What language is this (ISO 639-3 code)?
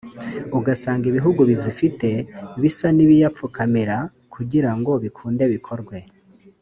kin